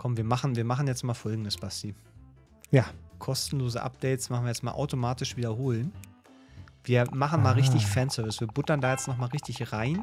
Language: German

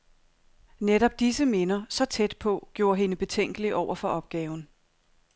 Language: Danish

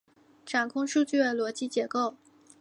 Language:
Chinese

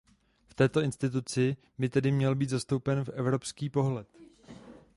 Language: Czech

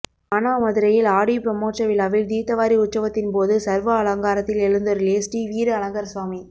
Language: Tamil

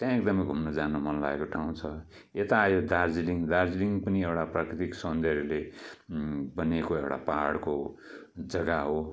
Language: Nepali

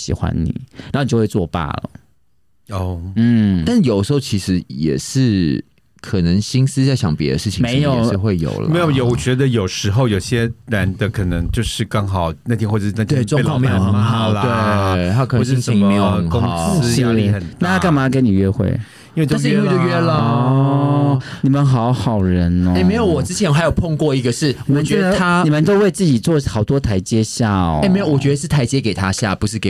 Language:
Chinese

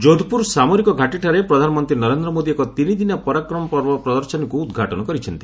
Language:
Odia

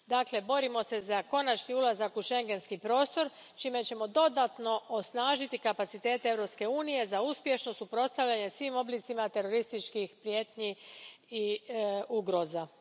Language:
Croatian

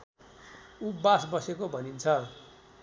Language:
Nepali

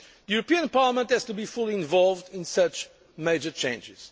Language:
English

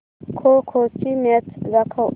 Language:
Marathi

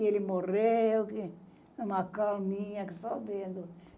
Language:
Portuguese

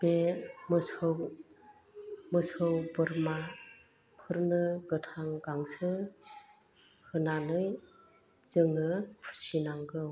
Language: Bodo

